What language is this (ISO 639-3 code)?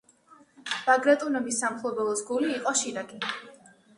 kat